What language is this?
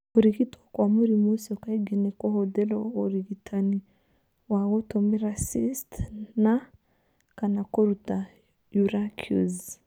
Kikuyu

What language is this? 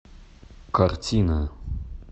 Russian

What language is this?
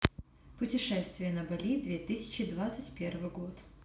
Russian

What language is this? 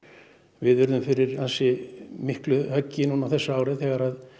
Icelandic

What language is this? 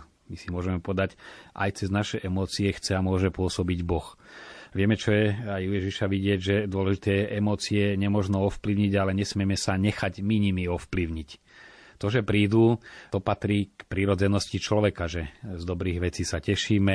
Slovak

